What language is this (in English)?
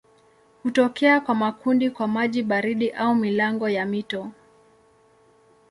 Swahili